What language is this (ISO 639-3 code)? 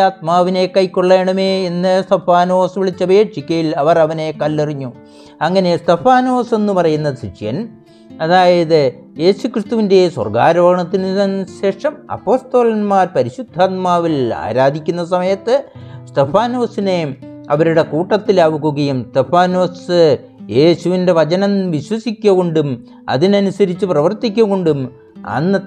mal